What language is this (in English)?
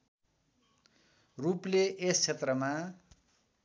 Nepali